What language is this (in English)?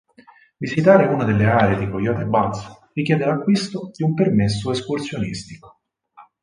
Italian